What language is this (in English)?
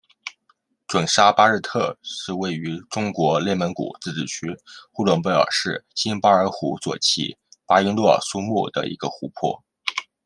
Chinese